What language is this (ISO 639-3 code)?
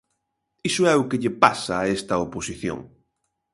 glg